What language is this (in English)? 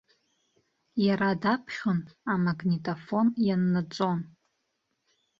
Abkhazian